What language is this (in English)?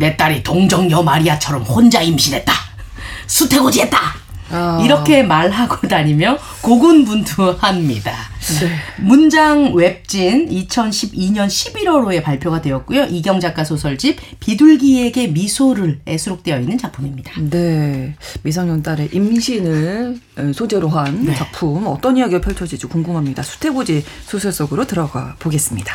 Korean